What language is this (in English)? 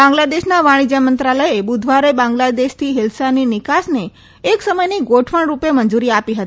Gujarati